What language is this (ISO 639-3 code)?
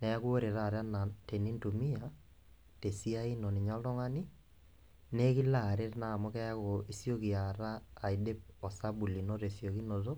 mas